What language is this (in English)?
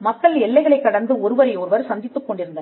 Tamil